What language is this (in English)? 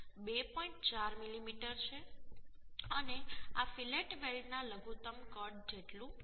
Gujarati